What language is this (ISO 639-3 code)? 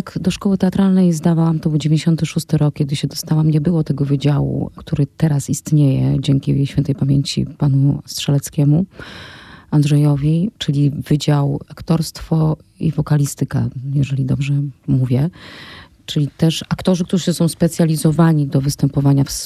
pol